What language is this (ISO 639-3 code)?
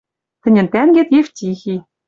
mrj